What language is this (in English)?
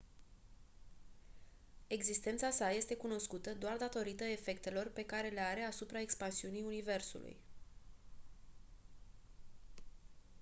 Romanian